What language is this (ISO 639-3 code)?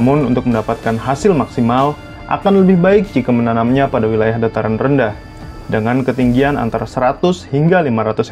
ind